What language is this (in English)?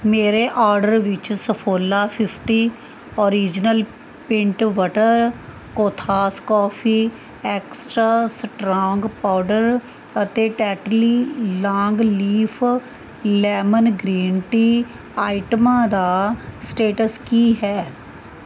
Punjabi